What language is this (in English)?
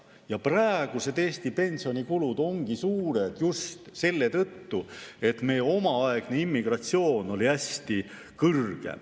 Estonian